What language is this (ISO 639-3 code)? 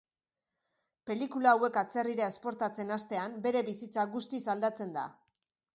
eus